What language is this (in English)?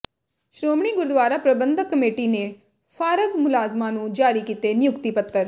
Punjabi